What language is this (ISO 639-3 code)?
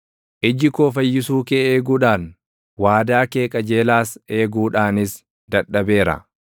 orm